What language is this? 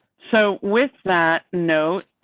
English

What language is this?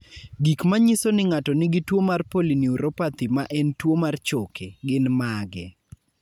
Luo (Kenya and Tanzania)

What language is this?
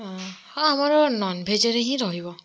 Odia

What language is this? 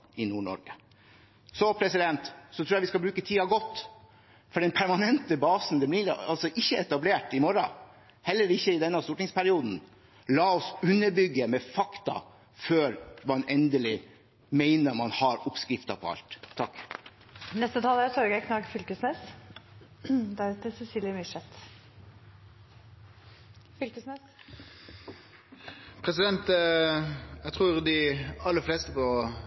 Norwegian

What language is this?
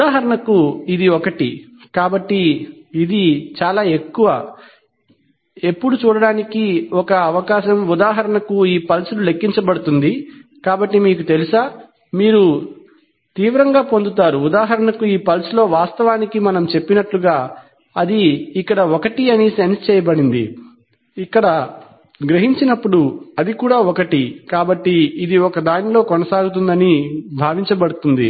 Telugu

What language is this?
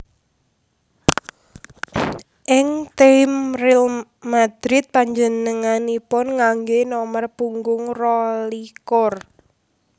Javanese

